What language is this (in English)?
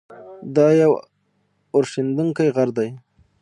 Pashto